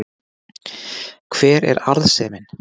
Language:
Icelandic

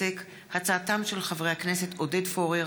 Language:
Hebrew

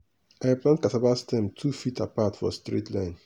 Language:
Nigerian Pidgin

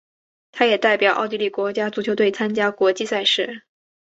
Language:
Chinese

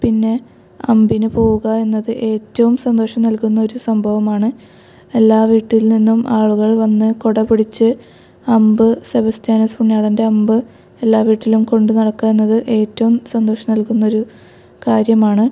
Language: Malayalam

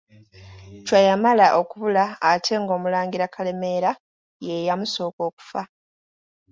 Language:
Ganda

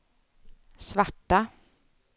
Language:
Swedish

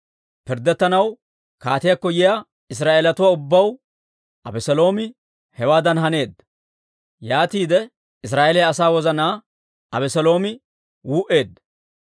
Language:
Dawro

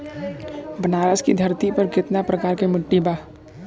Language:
Bhojpuri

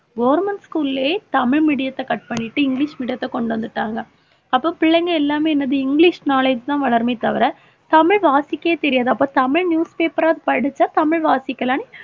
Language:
Tamil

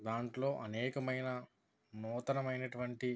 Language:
Telugu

